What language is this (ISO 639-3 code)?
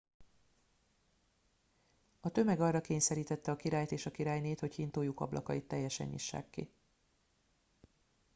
hun